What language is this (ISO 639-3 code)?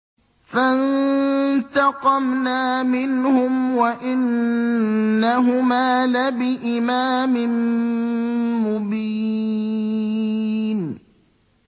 ara